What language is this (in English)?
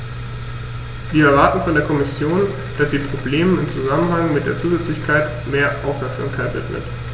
German